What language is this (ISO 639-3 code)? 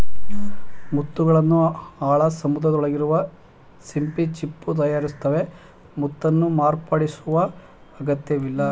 kan